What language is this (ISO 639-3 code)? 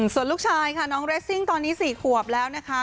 tha